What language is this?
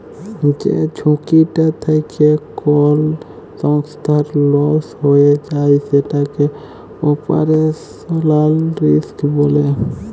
Bangla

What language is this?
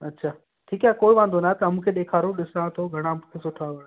Sindhi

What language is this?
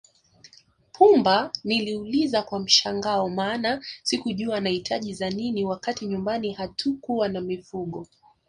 Swahili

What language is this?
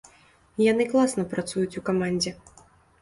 Belarusian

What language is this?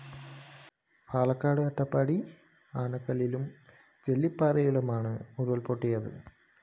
Malayalam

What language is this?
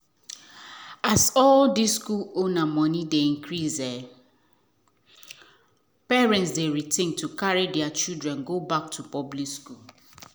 Nigerian Pidgin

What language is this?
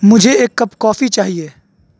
Urdu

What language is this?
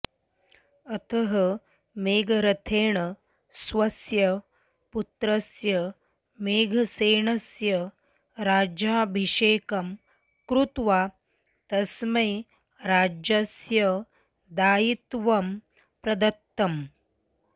Sanskrit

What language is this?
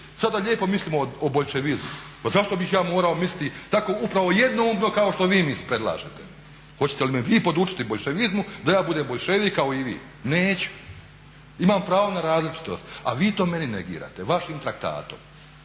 Croatian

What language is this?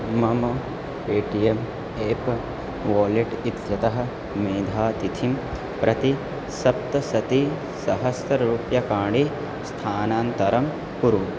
Sanskrit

